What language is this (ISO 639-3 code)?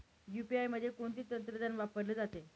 mar